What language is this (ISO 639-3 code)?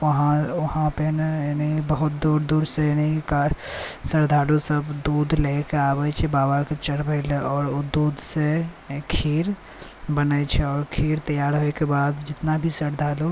mai